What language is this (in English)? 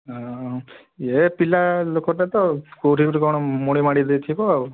Odia